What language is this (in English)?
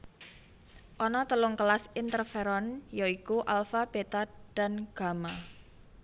Javanese